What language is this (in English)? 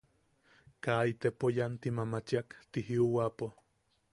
Yaqui